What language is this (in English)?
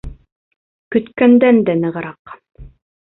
Bashkir